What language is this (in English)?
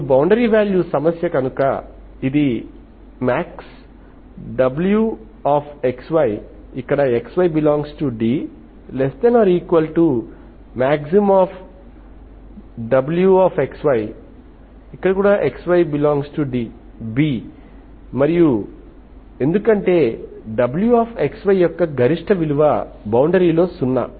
Telugu